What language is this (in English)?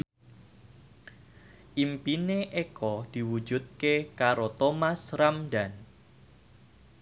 Javanese